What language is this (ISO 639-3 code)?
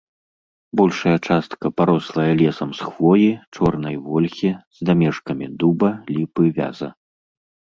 bel